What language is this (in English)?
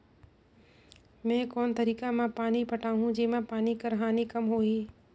Chhattisgarhi